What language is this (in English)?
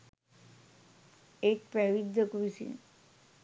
Sinhala